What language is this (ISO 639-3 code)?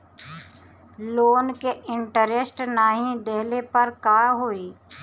bho